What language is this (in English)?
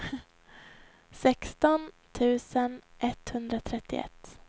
Swedish